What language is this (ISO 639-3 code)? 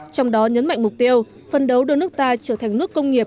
vie